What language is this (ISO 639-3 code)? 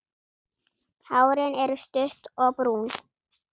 isl